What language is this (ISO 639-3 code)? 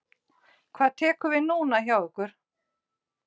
isl